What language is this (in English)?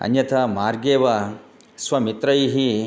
Sanskrit